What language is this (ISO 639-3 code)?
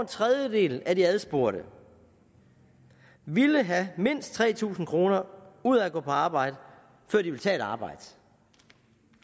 dan